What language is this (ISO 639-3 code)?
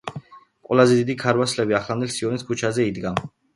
kat